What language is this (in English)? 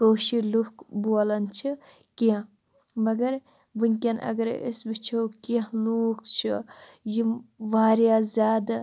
Kashmiri